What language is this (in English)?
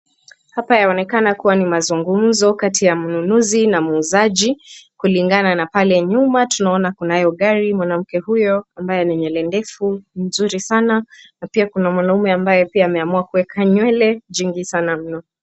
Swahili